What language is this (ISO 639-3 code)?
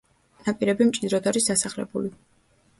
kat